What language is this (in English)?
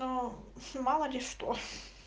Russian